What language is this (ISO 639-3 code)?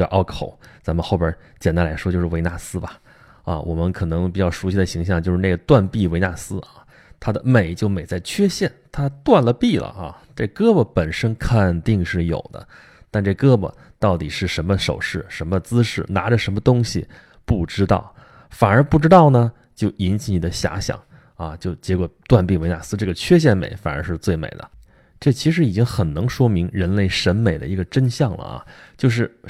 zho